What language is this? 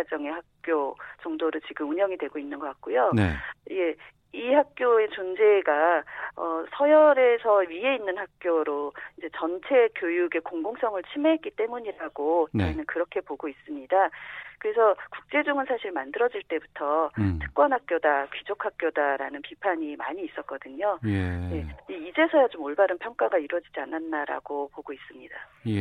Korean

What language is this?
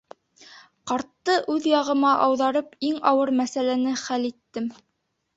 Bashkir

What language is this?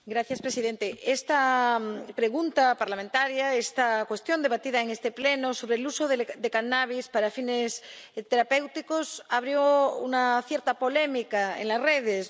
Spanish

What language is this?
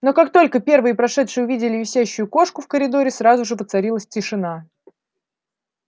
Russian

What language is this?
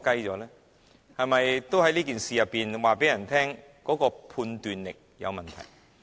Cantonese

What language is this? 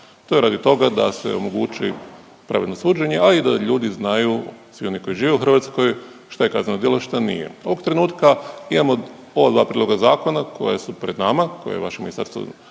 Croatian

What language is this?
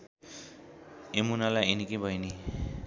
Nepali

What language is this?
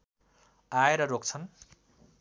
Nepali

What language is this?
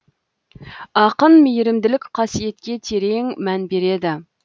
Kazakh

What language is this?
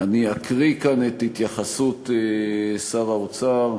Hebrew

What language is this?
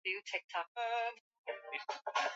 Swahili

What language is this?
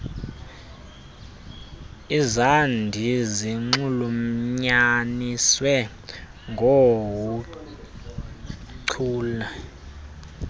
Xhosa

